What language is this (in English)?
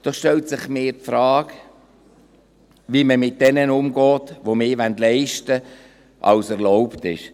Swiss German